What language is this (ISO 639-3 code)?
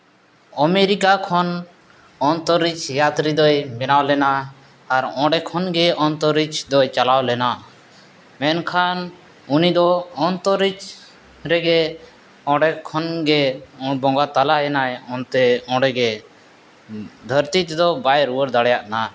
sat